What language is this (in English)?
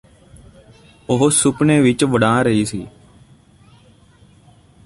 Punjabi